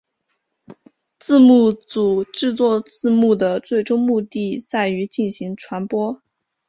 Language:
Chinese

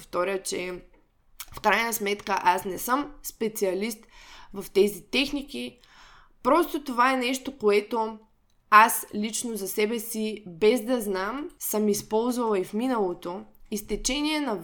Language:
Bulgarian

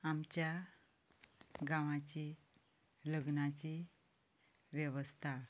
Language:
Konkani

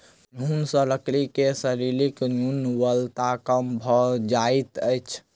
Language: Maithili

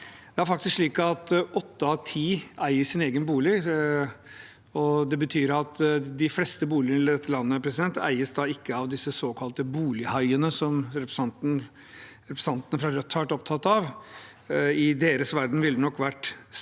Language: Norwegian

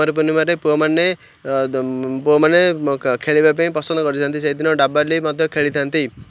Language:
Odia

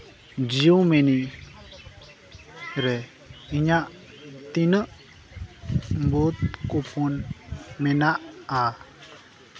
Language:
Santali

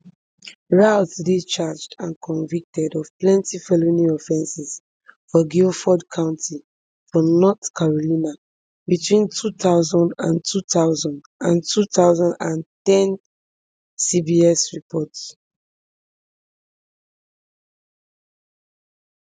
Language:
Nigerian Pidgin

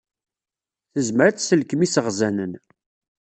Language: Kabyle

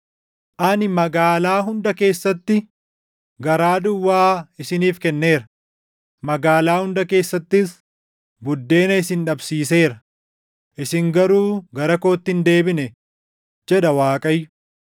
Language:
Oromo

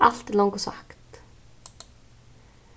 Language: Faroese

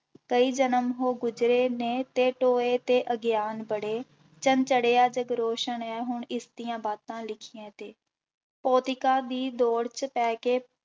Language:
Punjabi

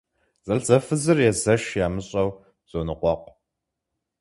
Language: Kabardian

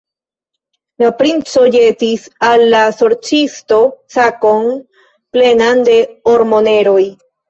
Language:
Esperanto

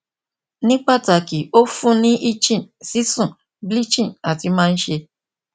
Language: Yoruba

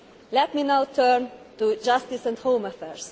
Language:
English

